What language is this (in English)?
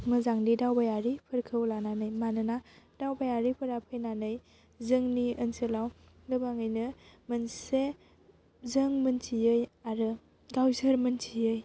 Bodo